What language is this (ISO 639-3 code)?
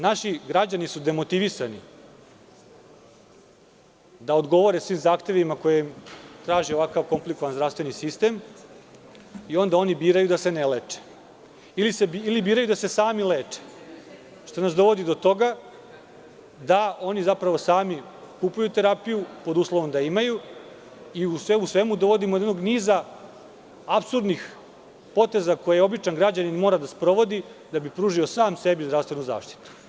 srp